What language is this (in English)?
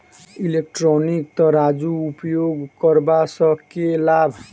Maithili